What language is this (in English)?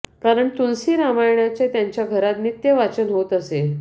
Marathi